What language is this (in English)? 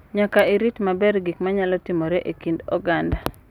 Luo (Kenya and Tanzania)